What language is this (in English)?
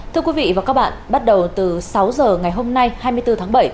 Vietnamese